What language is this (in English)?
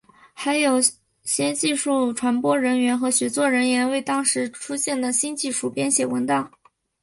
Chinese